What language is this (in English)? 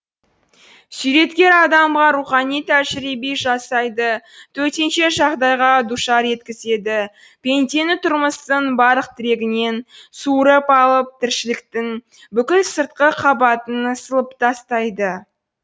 Kazakh